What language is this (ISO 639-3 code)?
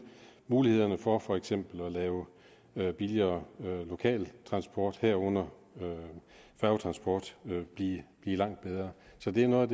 dan